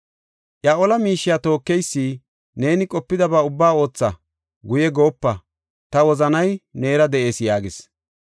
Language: Gofa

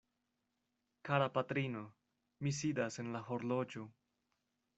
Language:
Esperanto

